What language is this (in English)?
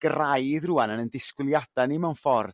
Welsh